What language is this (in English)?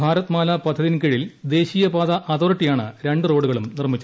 Malayalam